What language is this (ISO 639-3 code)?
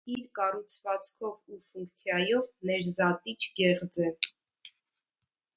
hye